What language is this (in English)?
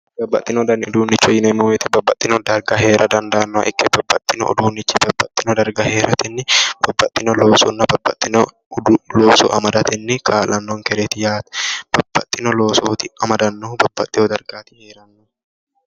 Sidamo